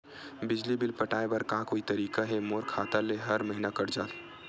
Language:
Chhattisgarhi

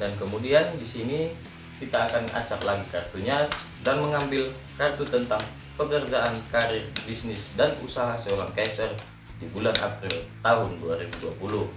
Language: Indonesian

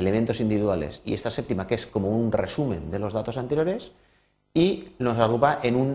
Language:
Spanish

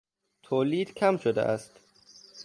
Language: Persian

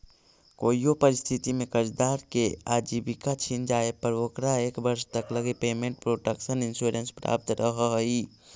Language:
Magahi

